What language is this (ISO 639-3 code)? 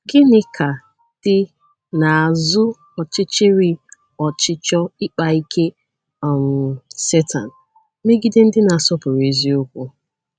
ibo